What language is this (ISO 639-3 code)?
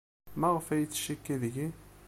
kab